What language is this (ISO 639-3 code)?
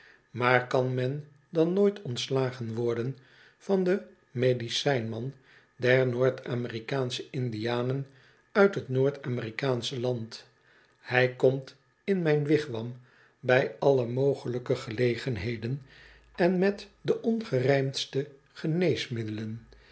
nld